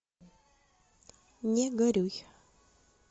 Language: Russian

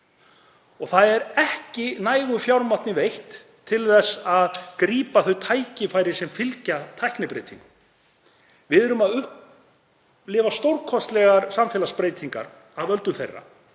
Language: Icelandic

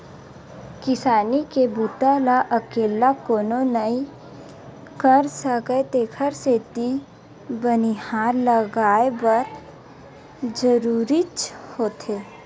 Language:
Chhattisgarhi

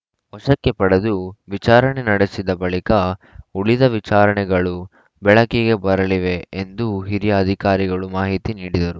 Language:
Kannada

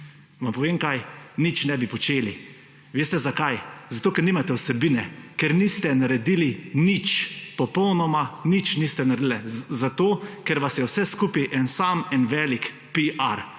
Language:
Slovenian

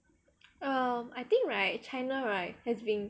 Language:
English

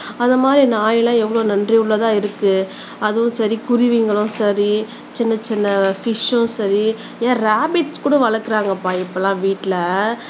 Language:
Tamil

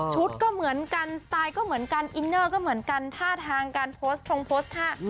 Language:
Thai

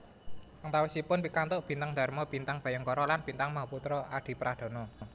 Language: Javanese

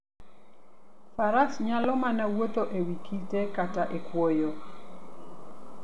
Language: Luo (Kenya and Tanzania)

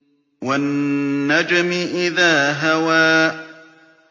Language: Arabic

